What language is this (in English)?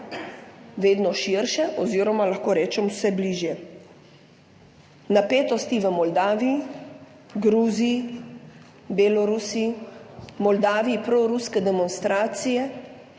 Slovenian